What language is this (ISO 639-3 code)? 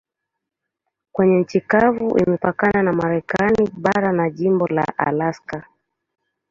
swa